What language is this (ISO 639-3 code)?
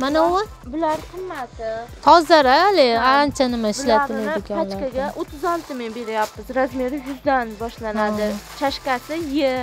tur